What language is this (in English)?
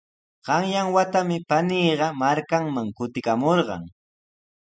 Sihuas Ancash Quechua